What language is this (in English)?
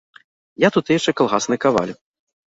Belarusian